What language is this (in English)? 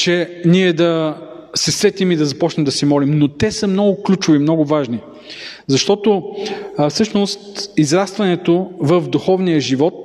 Bulgarian